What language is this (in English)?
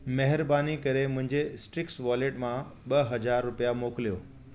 Sindhi